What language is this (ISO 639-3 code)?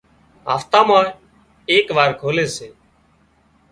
kxp